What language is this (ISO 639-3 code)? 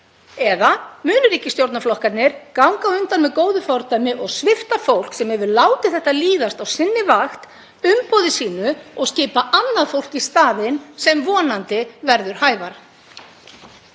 isl